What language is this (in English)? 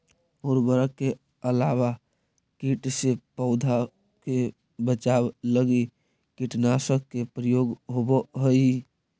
Magahi